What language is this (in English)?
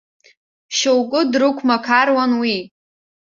Abkhazian